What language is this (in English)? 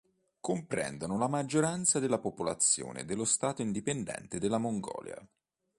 Italian